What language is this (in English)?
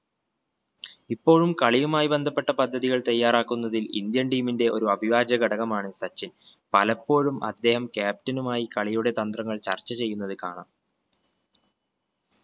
Malayalam